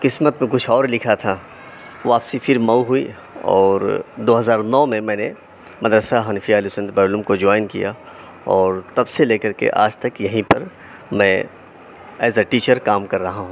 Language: Urdu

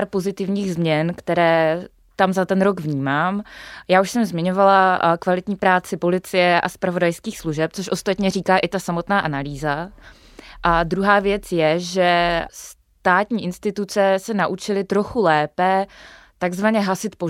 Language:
Czech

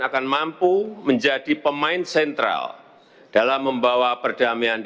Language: Indonesian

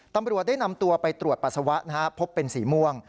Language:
Thai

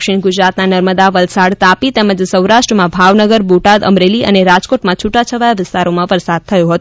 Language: Gujarati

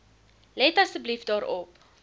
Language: Afrikaans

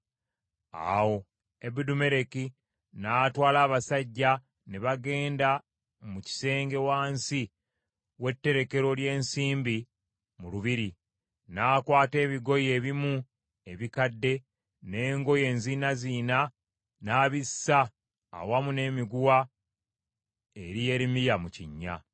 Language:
Ganda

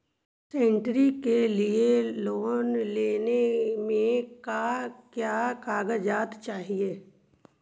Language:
Magahi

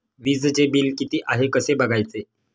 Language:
Marathi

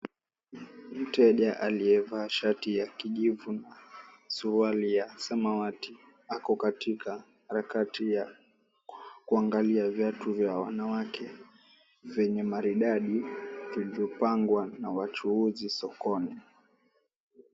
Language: Swahili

